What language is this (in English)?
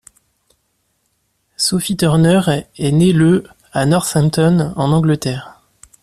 French